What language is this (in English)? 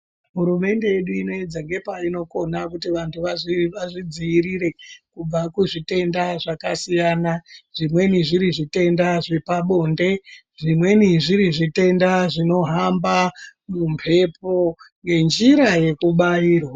Ndau